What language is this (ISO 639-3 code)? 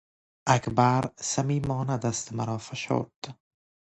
fas